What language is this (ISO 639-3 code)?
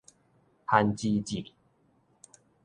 nan